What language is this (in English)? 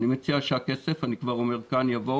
Hebrew